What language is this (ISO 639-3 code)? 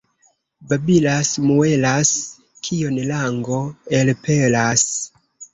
epo